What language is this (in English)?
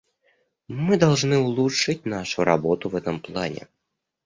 Russian